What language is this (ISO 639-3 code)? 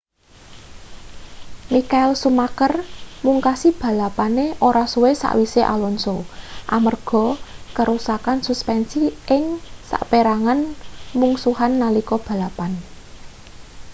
jav